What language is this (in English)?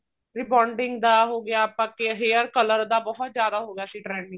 Punjabi